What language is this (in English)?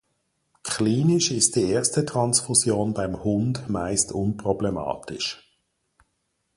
German